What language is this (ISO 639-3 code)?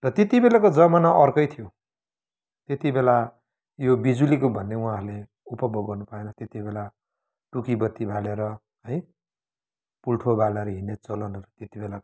nep